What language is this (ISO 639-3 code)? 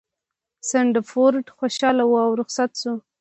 pus